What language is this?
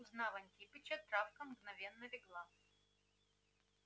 Russian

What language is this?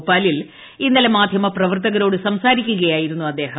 Malayalam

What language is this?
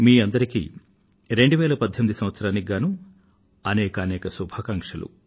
Telugu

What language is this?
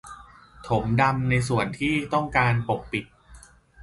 Thai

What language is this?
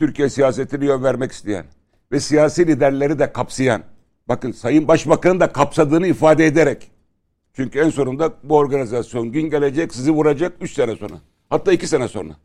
Turkish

